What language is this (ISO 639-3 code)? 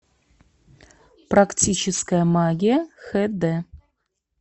rus